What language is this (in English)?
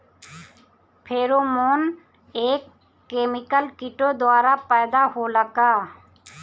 Bhojpuri